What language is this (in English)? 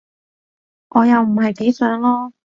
Cantonese